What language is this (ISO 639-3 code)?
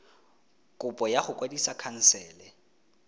tsn